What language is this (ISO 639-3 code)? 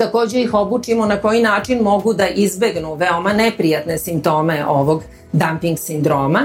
hrv